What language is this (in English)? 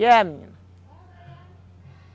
Portuguese